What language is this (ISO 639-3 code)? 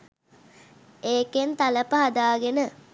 sin